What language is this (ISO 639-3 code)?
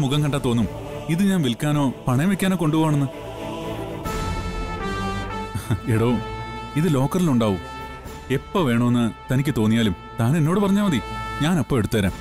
mal